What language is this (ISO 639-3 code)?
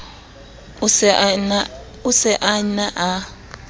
sot